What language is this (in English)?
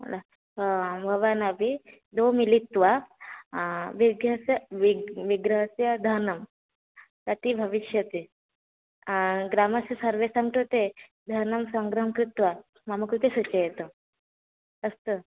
Sanskrit